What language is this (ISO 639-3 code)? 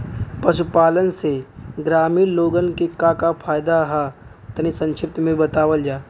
bho